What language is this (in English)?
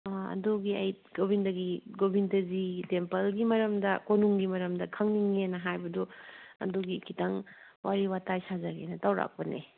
Manipuri